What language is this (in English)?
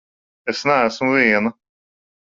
Latvian